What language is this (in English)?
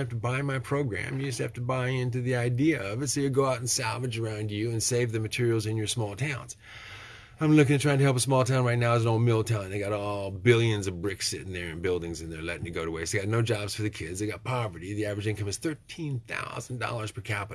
English